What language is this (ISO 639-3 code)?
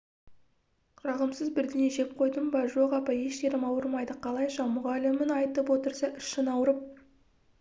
kaz